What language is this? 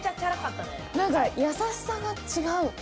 Japanese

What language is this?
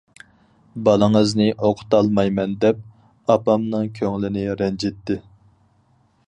Uyghur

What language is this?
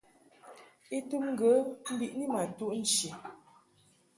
Mungaka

